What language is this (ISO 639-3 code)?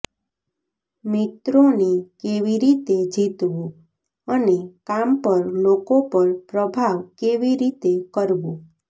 guj